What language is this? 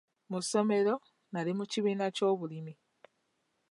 Ganda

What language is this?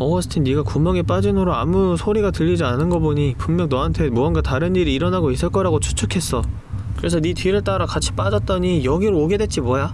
Korean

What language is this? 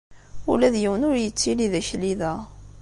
Kabyle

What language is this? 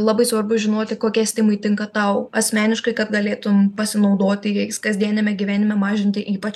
Lithuanian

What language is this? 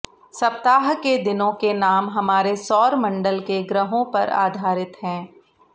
Hindi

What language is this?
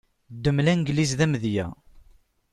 Kabyle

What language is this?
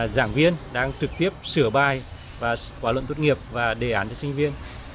Vietnamese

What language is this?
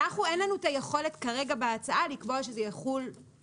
Hebrew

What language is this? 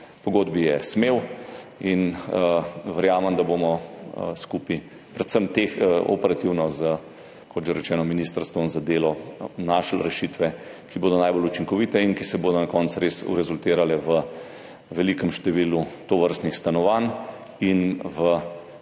Slovenian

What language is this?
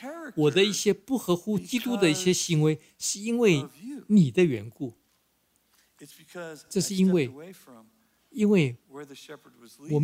Chinese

